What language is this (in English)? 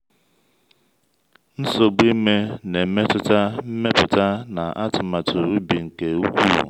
Igbo